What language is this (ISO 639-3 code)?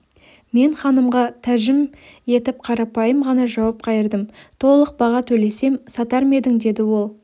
kaz